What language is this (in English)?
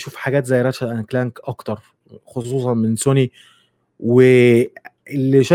Arabic